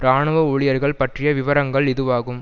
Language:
Tamil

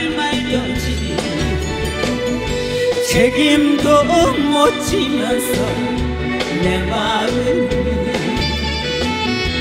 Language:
Korean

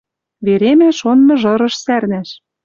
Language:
Western Mari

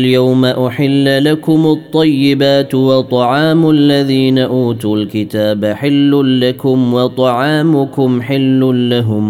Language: Arabic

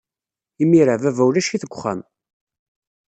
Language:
Kabyle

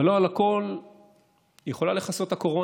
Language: Hebrew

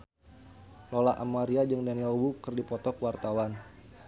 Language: Sundanese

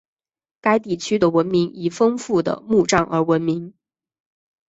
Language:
Chinese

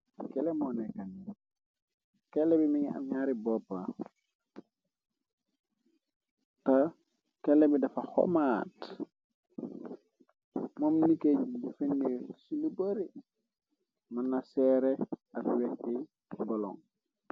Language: Wolof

